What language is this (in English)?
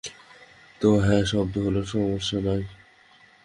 Bangla